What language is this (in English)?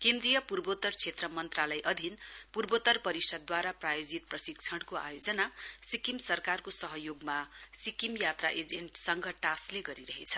Nepali